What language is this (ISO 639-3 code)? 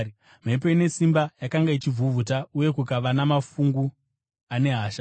sna